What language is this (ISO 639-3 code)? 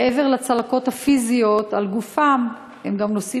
heb